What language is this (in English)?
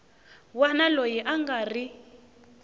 Tsonga